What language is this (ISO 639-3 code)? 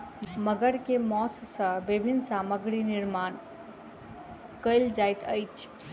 mai